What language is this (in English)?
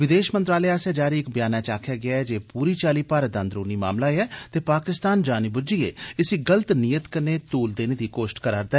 Dogri